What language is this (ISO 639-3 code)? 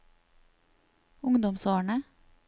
nor